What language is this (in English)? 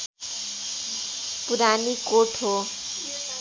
Nepali